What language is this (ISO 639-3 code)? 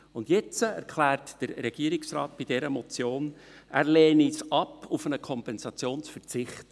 gsw